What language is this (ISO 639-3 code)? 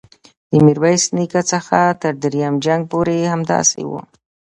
pus